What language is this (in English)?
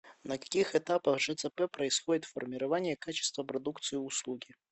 Russian